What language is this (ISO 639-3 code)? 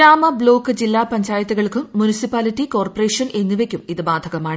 mal